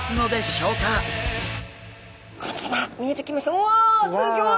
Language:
Japanese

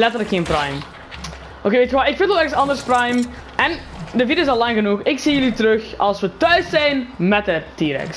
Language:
Dutch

